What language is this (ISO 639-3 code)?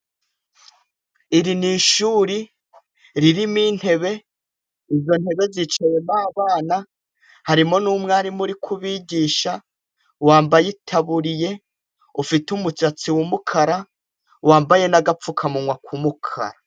kin